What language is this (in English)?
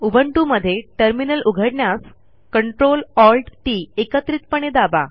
Marathi